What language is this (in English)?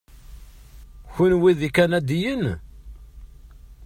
Kabyle